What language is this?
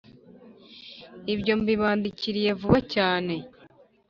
Kinyarwanda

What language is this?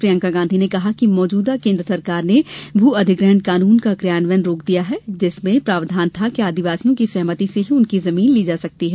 Hindi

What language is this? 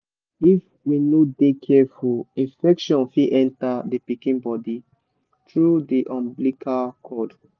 Nigerian Pidgin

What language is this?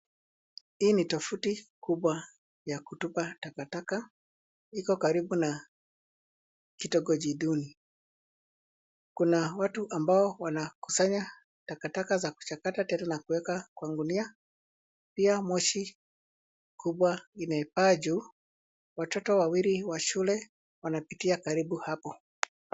Swahili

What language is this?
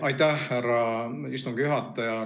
Estonian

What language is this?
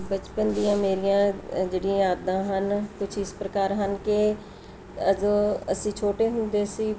Punjabi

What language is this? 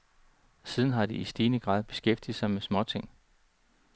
Danish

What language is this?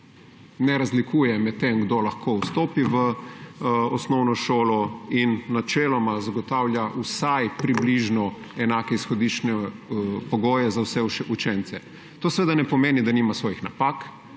Slovenian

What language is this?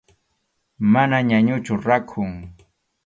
Arequipa-La Unión Quechua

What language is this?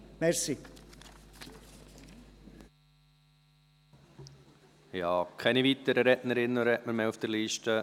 Swiss German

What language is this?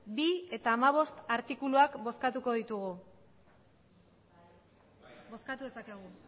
Basque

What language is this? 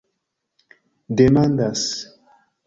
Esperanto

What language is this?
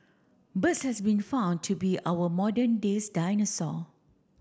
English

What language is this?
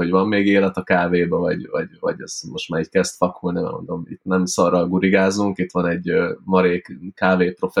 Hungarian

